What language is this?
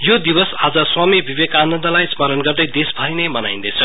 Nepali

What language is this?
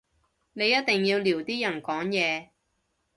Cantonese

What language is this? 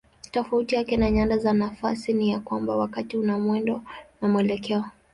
Swahili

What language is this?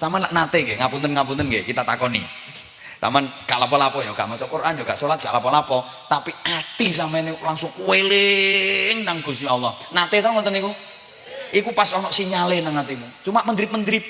Indonesian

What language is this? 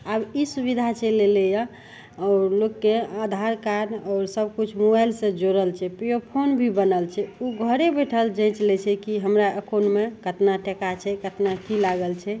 Maithili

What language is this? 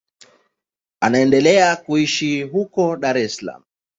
Swahili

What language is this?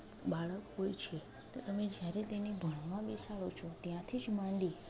Gujarati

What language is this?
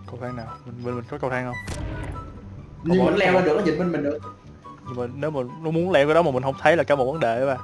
Vietnamese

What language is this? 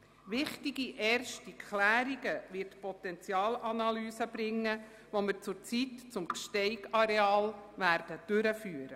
Swiss German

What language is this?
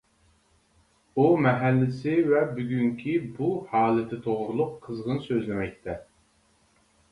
Uyghur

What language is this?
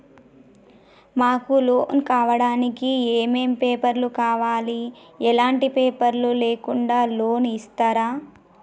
Telugu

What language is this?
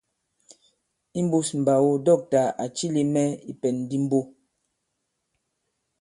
Bankon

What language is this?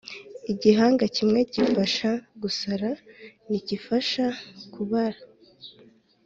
Kinyarwanda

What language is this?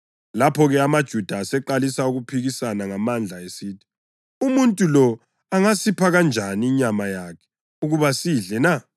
North Ndebele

